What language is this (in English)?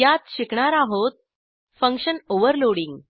Marathi